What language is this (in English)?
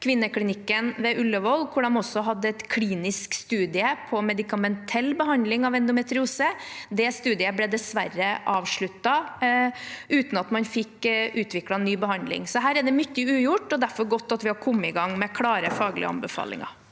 Norwegian